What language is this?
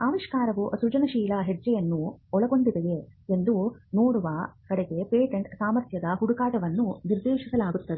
Kannada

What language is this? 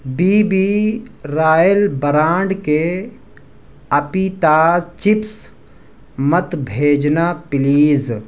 Urdu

